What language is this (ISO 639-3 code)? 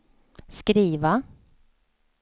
swe